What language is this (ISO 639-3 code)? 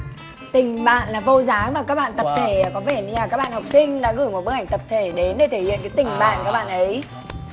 vie